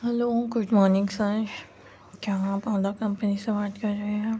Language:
Urdu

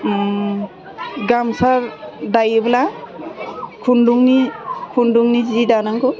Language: Bodo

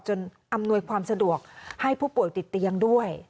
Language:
Thai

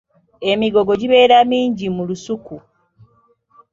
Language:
Ganda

